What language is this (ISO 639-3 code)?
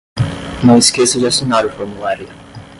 por